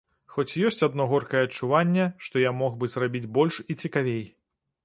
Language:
Belarusian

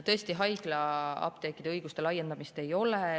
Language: Estonian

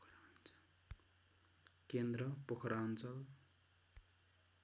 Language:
Nepali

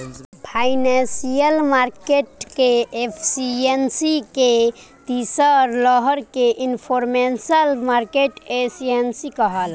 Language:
Bhojpuri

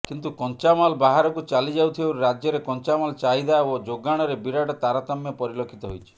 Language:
Odia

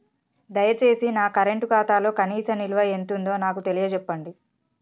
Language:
Telugu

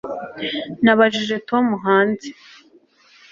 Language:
Kinyarwanda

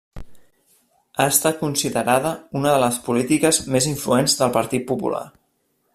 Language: Catalan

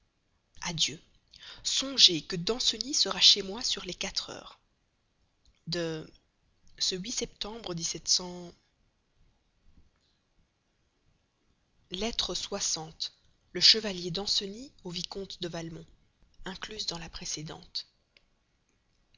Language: French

